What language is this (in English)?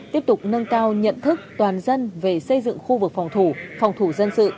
Vietnamese